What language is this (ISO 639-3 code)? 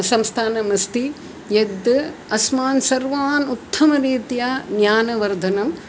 san